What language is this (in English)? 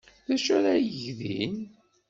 Kabyle